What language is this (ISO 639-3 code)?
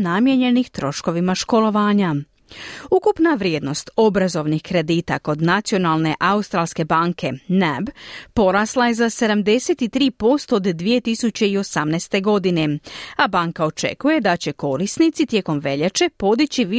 hrv